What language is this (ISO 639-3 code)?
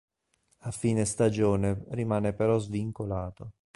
ita